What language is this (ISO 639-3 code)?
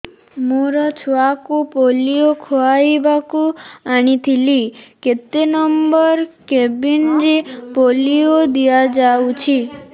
ori